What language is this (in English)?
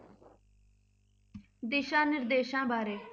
Punjabi